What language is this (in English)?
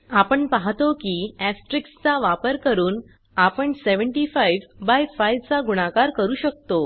Marathi